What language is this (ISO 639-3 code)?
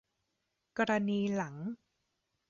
tha